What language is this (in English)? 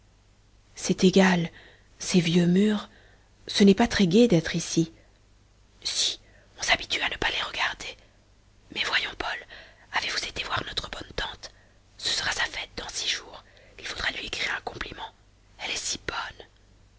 French